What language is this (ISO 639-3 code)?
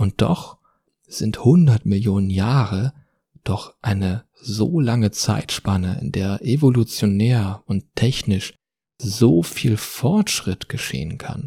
deu